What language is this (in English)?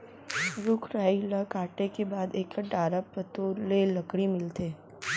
Chhattisgarhi